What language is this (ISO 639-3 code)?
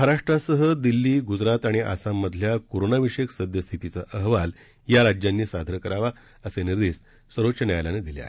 mar